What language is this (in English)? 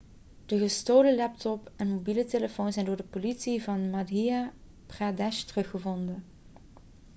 Dutch